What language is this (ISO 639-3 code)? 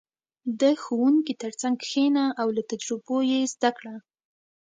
pus